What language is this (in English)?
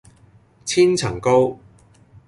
Cantonese